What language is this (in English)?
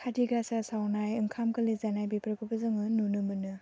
Bodo